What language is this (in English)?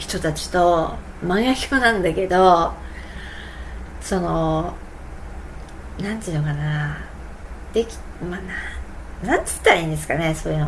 Japanese